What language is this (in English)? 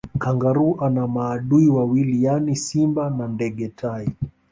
Swahili